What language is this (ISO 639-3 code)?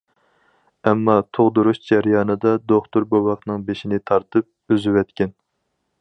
uig